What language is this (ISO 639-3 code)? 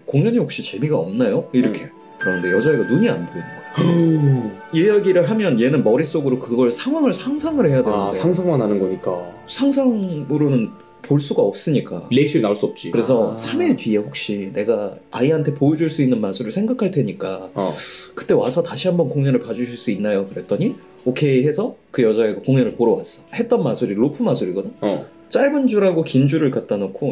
kor